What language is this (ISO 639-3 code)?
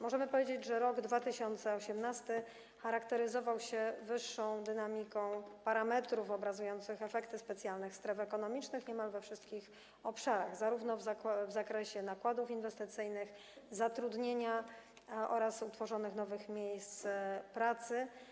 pol